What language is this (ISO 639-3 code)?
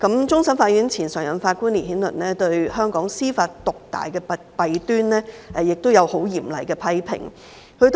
yue